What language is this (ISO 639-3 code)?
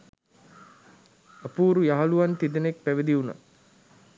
sin